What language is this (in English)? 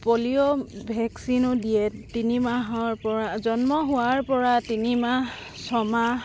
Assamese